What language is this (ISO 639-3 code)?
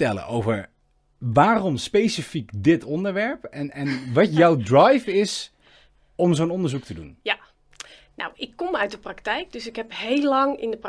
nld